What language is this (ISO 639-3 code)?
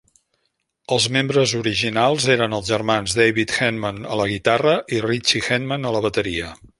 cat